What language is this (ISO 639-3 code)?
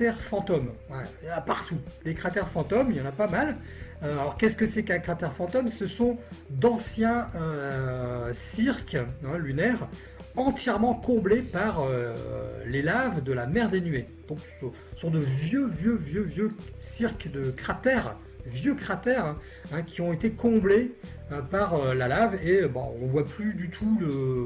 fra